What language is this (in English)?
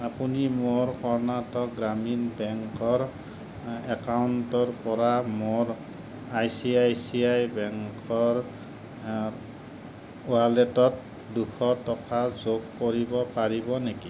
Assamese